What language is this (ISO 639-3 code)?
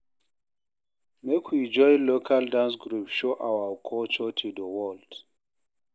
pcm